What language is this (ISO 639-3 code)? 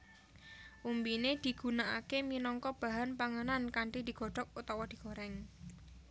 jav